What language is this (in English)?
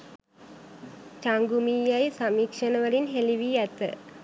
Sinhala